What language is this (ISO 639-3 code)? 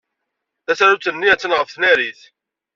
kab